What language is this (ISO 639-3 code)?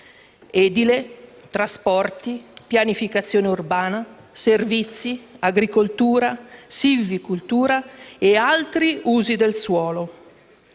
ita